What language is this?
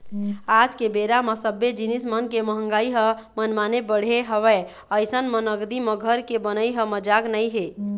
Chhattisgarhi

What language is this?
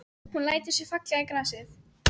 Icelandic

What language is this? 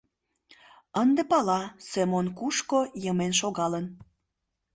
Mari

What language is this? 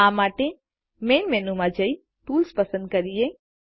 Gujarati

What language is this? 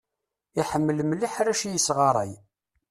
Kabyle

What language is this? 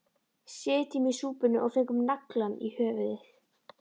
Icelandic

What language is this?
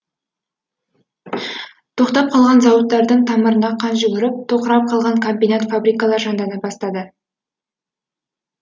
Kazakh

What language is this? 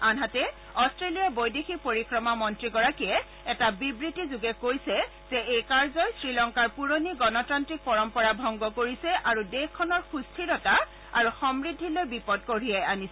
Assamese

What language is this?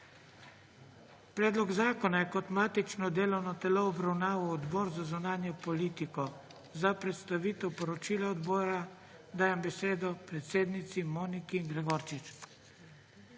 Slovenian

